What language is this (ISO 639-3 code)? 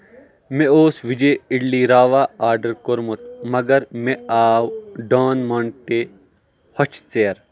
kas